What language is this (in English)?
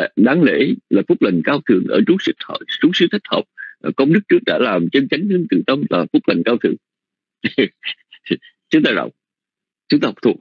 Vietnamese